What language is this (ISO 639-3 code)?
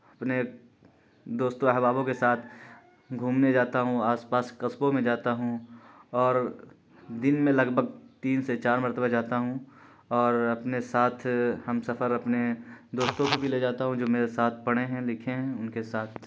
urd